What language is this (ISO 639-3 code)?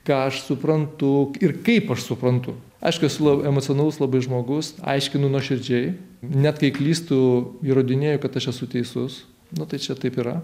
lit